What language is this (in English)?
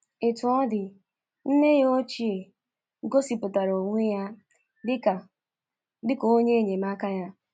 Igbo